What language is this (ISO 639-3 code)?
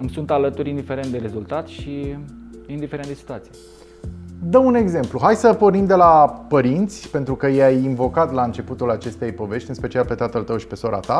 ron